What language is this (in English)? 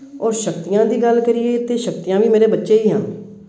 Punjabi